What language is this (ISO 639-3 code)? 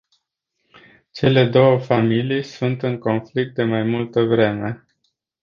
ron